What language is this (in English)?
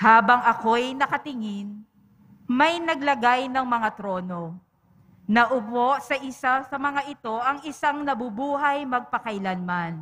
Filipino